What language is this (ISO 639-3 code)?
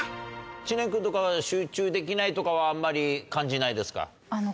jpn